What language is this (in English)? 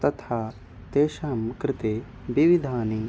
Sanskrit